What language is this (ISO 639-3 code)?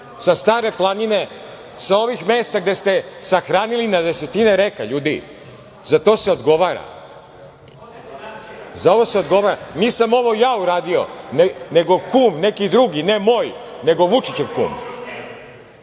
srp